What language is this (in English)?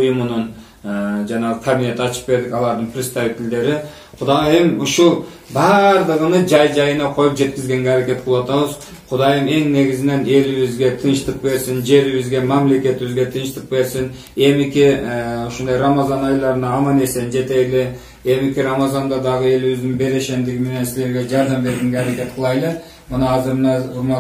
Turkish